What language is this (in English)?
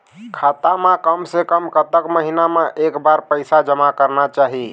Chhattisgarhi